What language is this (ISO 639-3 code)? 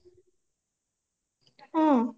ori